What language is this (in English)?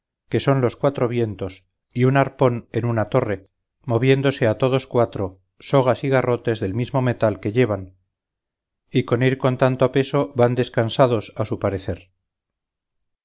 Spanish